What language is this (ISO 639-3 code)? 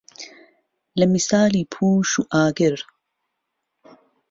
ckb